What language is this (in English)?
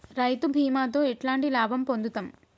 Telugu